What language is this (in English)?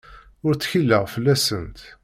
Kabyle